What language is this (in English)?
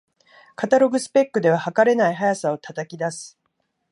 Japanese